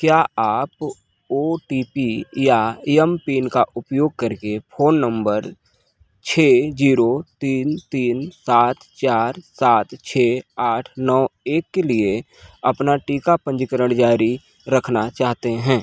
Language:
Hindi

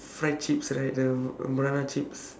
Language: English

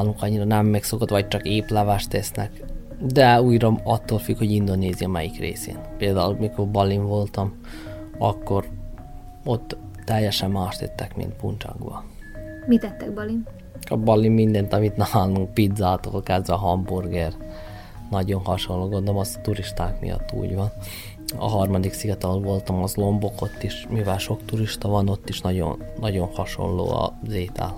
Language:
Hungarian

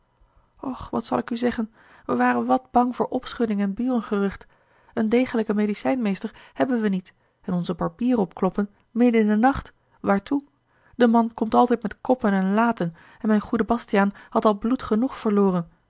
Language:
Dutch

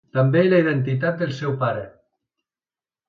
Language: Catalan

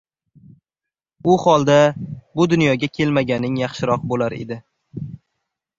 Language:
Uzbek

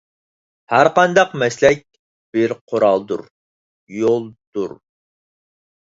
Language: Uyghur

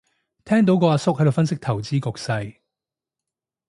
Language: Cantonese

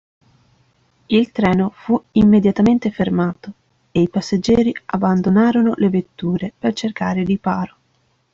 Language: Italian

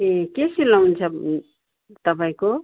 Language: Nepali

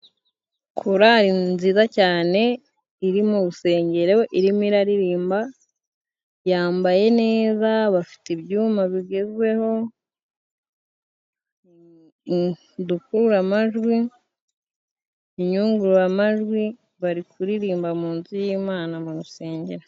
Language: Kinyarwanda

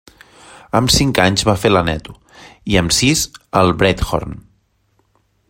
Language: Catalan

